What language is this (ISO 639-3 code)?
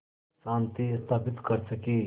hin